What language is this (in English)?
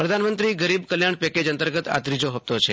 Gujarati